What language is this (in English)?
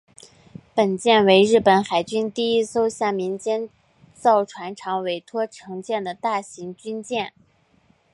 Chinese